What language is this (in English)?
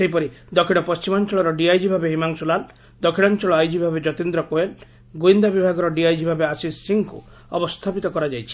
Odia